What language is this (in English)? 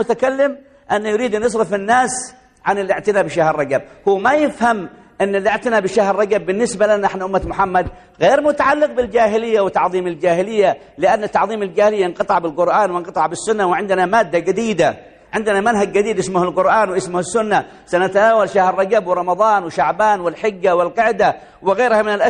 Arabic